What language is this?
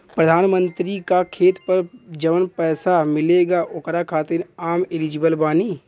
Bhojpuri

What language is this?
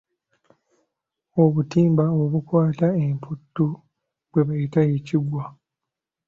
Ganda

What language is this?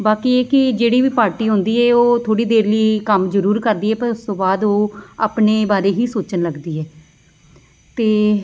Punjabi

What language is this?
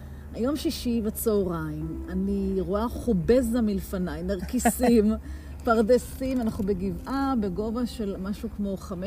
Hebrew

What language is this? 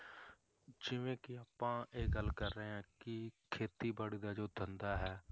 Punjabi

